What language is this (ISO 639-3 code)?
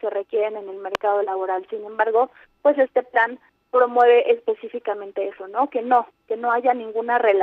spa